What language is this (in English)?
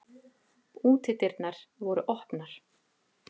Icelandic